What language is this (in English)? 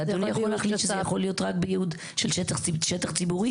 Hebrew